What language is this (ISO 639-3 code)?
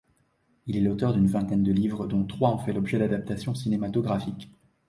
fra